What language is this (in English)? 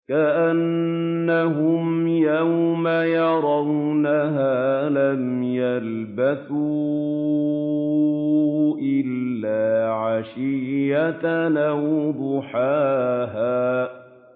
Arabic